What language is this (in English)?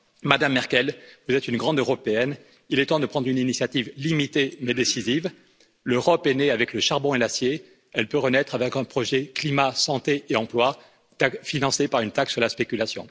French